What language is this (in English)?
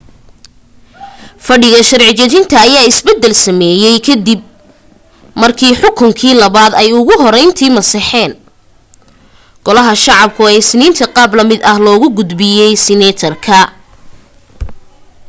Somali